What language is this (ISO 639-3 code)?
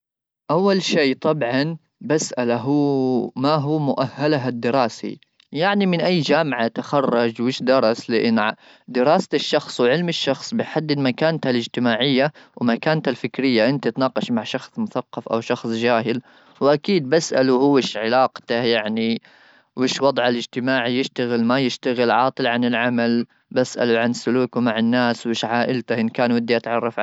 afb